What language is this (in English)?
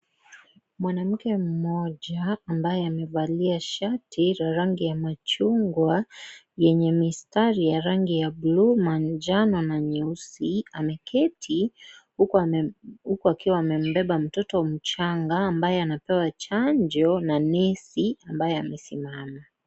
Swahili